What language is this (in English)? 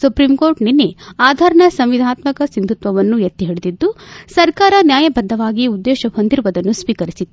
Kannada